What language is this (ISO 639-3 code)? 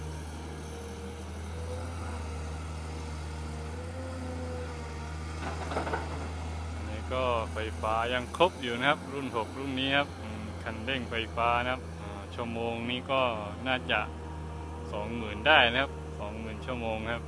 tha